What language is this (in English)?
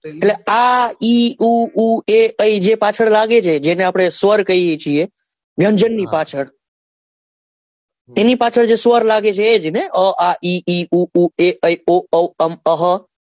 Gujarati